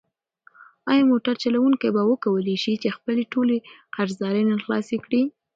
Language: Pashto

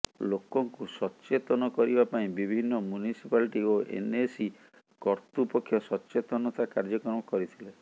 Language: Odia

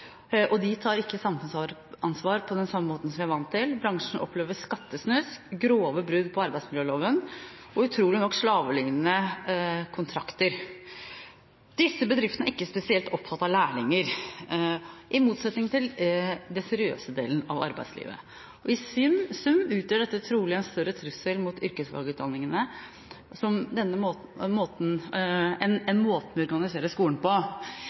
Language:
Norwegian Bokmål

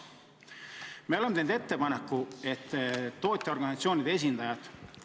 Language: Estonian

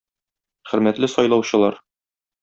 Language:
Tatar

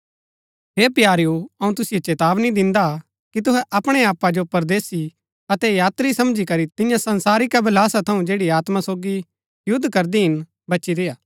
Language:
Gaddi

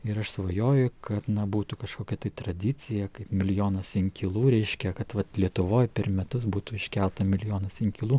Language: Lithuanian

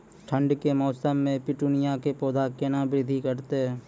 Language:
Maithili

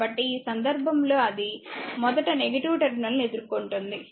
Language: Telugu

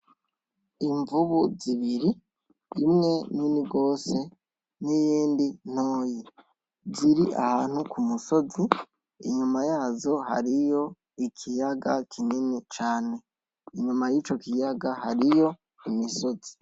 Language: Rundi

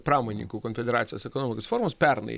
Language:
Lithuanian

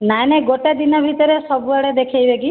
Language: Odia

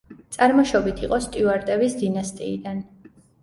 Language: Georgian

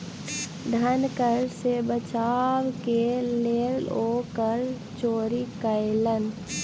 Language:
Maithili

